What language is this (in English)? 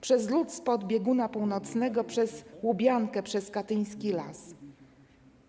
Polish